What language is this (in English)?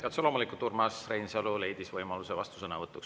Estonian